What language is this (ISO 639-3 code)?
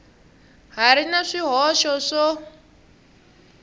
tso